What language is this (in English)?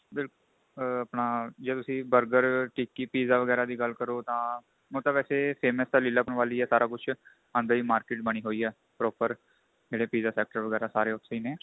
Punjabi